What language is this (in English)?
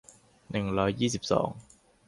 Thai